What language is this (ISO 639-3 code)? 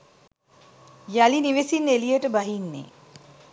sin